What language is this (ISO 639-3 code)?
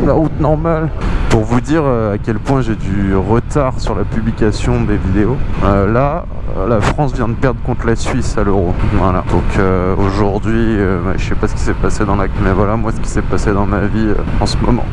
fra